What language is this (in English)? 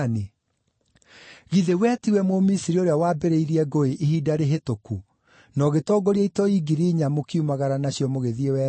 Kikuyu